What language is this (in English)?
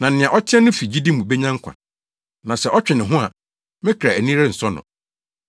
Akan